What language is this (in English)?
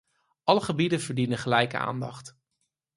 Dutch